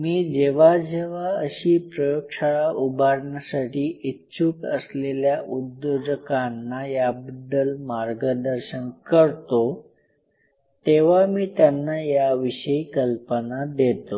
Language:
Marathi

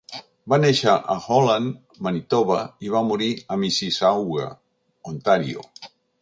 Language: Catalan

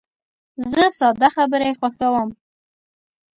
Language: Pashto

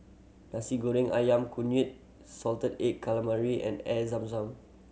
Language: English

